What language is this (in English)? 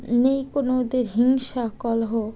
Bangla